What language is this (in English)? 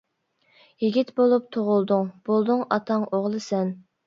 Uyghur